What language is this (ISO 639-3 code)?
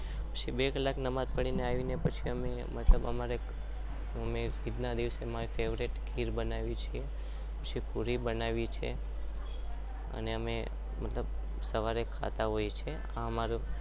guj